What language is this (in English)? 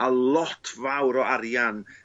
Welsh